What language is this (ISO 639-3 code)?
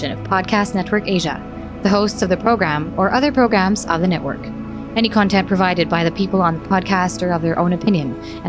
fil